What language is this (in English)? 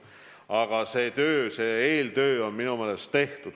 Estonian